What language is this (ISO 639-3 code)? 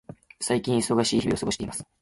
jpn